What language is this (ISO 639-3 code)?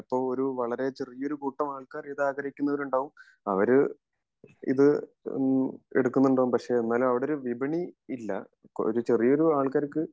mal